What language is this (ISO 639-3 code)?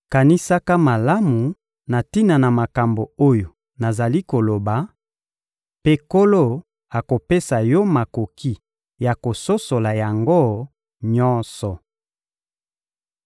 lin